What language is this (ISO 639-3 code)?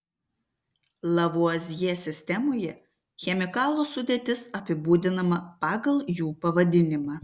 lit